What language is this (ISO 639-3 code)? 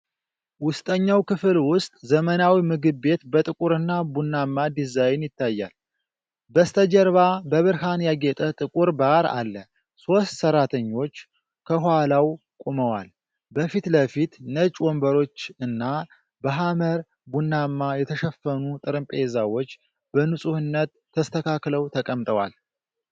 amh